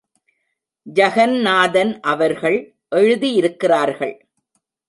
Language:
Tamil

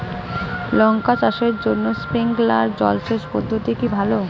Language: Bangla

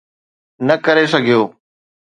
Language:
Sindhi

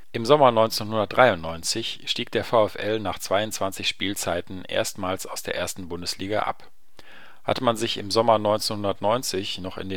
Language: German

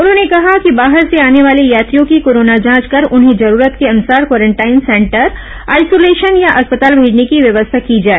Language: Hindi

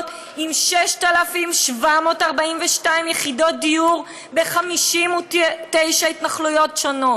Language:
Hebrew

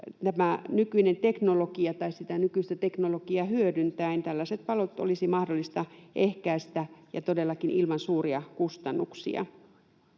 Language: Finnish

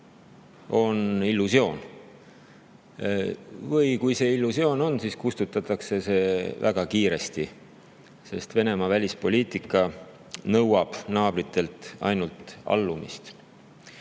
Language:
Estonian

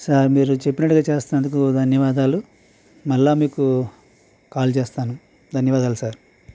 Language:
Telugu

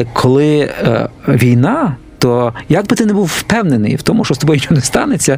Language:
Ukrainian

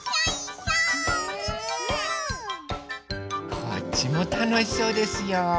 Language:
Japanese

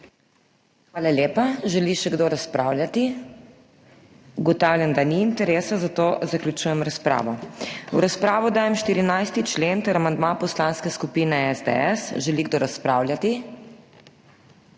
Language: Slovenian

